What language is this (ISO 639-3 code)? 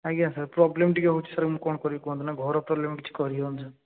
ori